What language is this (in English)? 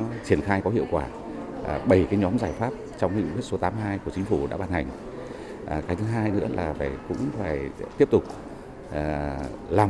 Vietnamese